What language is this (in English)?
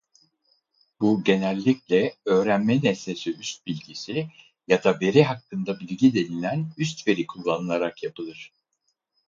Turkish